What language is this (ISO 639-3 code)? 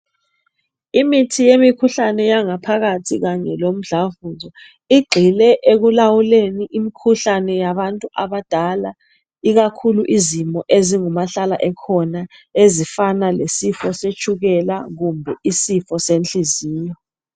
nde